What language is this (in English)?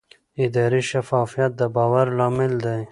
Pashto